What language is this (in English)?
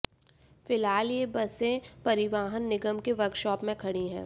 Hindi